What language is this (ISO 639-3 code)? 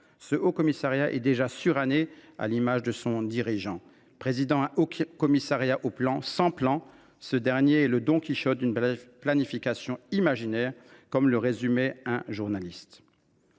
fra